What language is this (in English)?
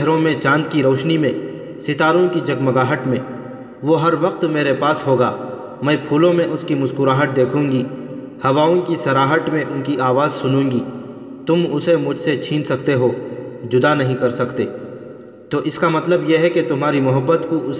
Urdu